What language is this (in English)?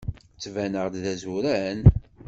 Kabyle